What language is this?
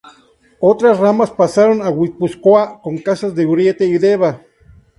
Spanish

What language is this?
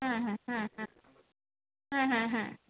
Bangla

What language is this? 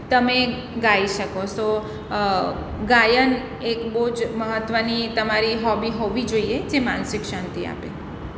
Gujarati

